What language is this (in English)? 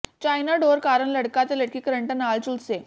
Punjabi